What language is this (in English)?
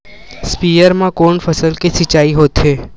Chhattisgarhi